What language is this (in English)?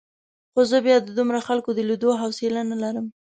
Pashto